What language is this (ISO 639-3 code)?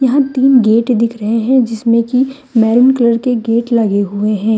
hin